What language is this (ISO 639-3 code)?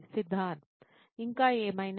tel